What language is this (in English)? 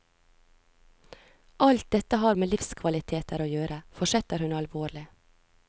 Norwegian